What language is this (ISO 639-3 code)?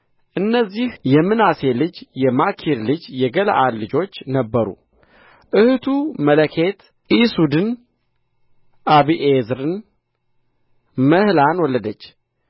amh